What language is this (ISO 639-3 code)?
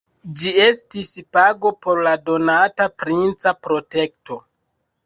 epo